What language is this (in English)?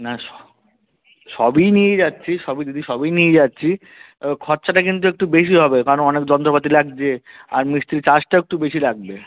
Bangla